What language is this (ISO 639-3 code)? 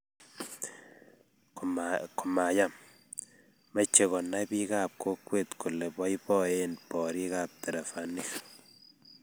kln